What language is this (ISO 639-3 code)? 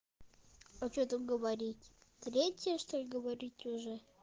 rus